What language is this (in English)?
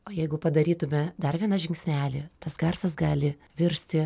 Lithuanian